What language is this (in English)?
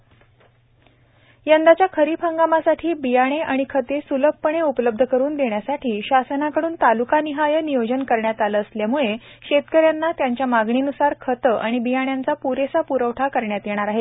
Marathi